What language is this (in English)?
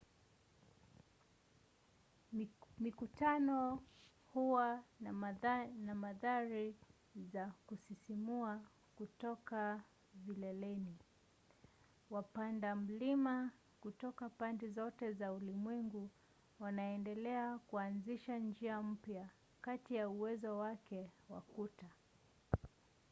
Swahili